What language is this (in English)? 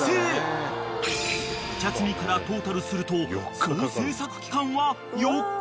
Japanese